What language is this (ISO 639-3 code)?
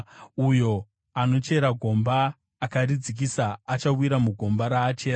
sna